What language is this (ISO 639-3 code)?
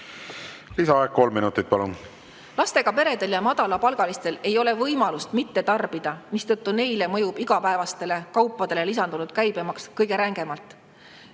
est